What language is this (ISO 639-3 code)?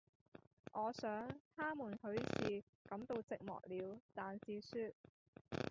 yue